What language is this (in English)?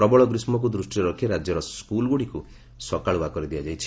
Odia